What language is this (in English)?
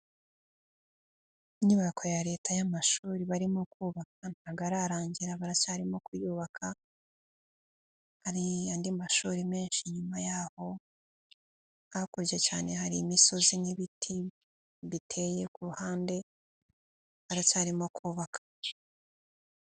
Kinyarwanda